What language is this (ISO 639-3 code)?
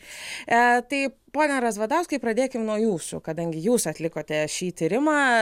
lit